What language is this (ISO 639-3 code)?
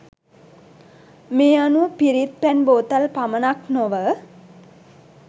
sin